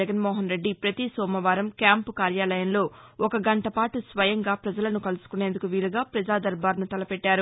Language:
Telugu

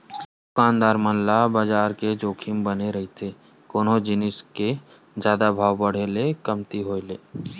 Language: Chhattisgarhi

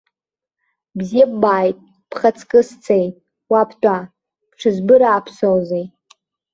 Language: Abkhazian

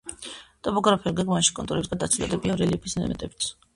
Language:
Georgian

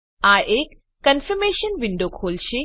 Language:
Gujarati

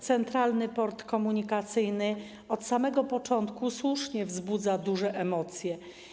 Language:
Polish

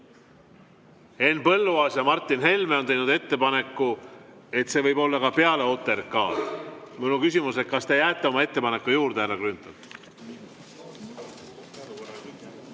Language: Estonian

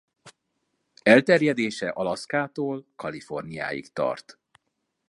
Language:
Hungarian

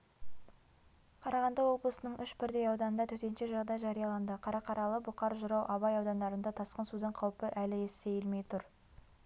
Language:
Kazakh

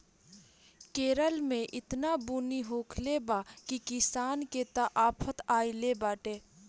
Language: Bhojpuri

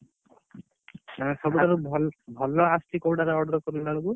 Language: Odia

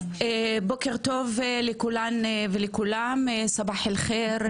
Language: Hebrew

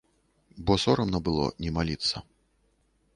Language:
Belarusian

